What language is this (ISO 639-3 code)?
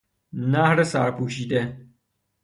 fas